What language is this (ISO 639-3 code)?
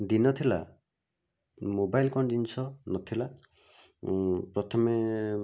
ori